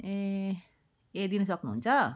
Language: Nepali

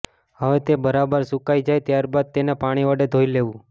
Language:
Gujarati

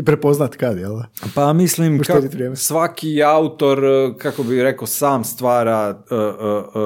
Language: Croatian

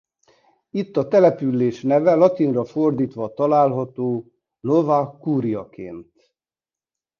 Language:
Hungarian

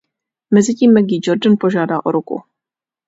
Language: Czech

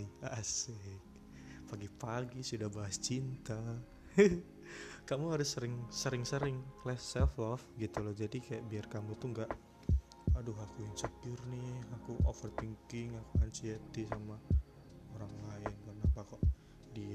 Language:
Indonesian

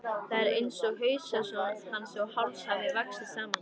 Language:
Icelandic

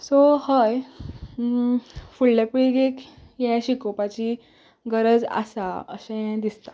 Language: Konkani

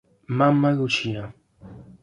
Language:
Italian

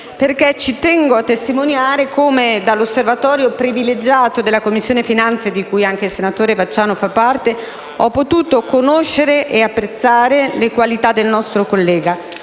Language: Italian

